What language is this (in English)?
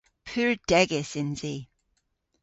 Cornish